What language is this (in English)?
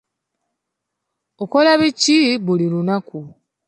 Ganda